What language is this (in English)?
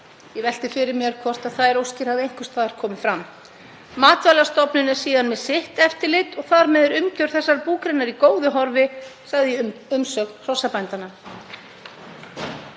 Icelandic